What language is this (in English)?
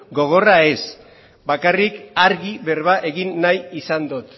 Basque